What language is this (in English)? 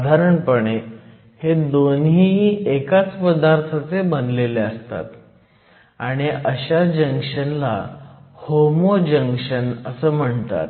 Marathi